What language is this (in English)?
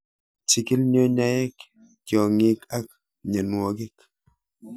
Kalenjin